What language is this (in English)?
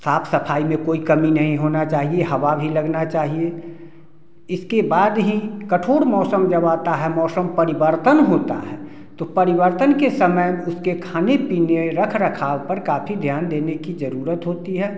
Hindi